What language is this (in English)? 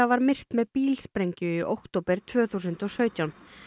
Icelandic